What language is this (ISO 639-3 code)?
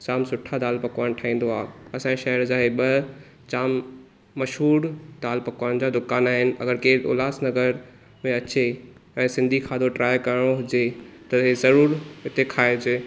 snd